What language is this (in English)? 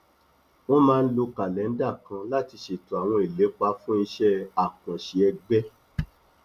Yoruba